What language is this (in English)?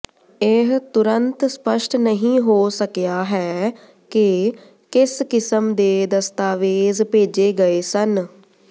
Punjabi